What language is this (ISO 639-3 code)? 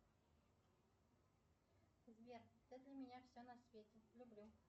rus